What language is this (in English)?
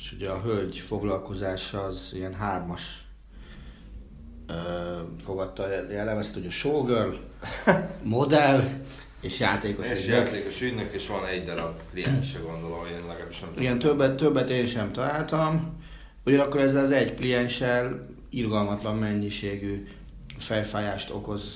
Hungarian